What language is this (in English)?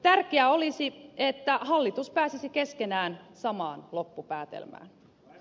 Finnish